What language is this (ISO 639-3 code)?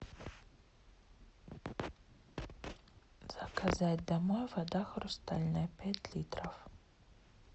rus